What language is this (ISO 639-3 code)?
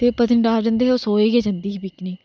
doi